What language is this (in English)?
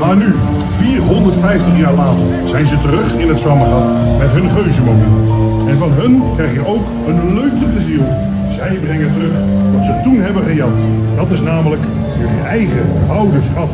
Dutch